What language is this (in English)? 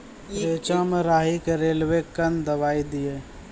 Maithili